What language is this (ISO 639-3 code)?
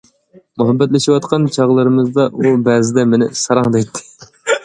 uig